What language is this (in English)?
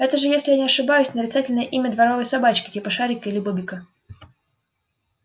Russian